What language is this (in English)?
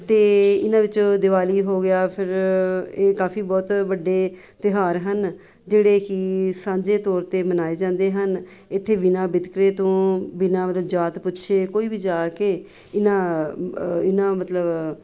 Punjabi